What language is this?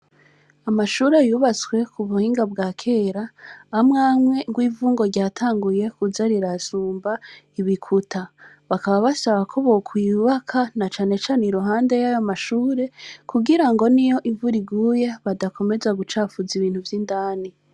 Rundi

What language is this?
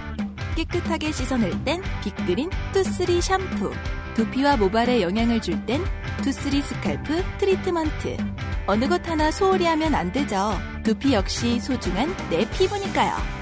Korean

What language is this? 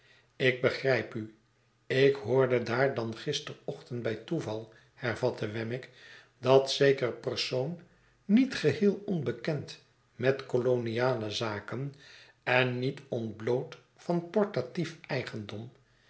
Dutch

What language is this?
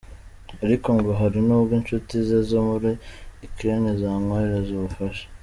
Kinyarwanda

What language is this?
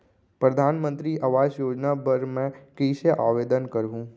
Chhattisgarhi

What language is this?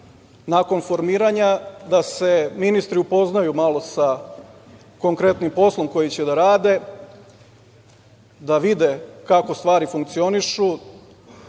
Serbian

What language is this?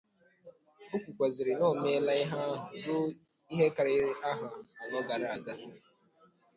Igbo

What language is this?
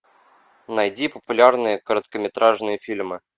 Russian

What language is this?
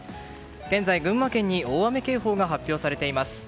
Japanese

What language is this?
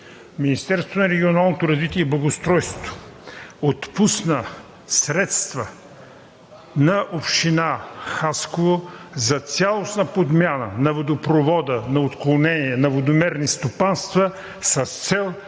Bulgarian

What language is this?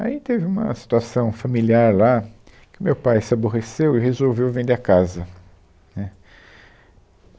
Portuguese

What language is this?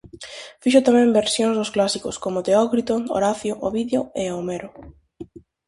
Galician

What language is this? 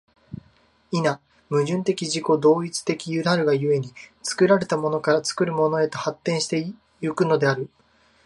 Japanese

